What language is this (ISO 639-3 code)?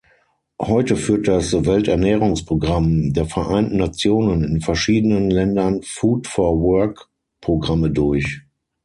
deu